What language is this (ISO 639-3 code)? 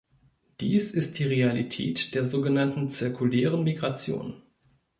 deu